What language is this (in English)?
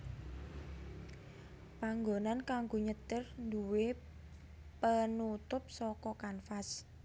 Javanese